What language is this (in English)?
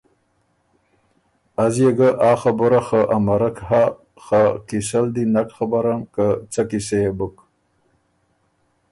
Ormuri